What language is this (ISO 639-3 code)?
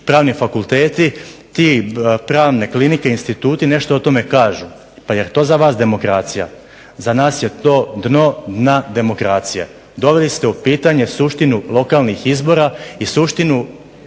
hrv